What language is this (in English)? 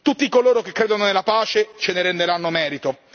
Italian